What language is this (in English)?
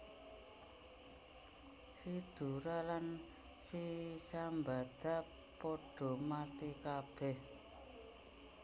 Javanese